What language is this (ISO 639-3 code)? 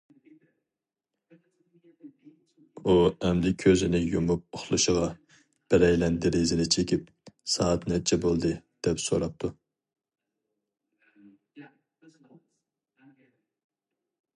uig